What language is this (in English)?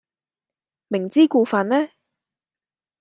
Cantonese